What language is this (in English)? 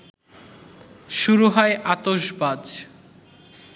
Bangla